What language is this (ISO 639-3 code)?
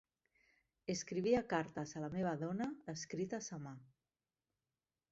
cat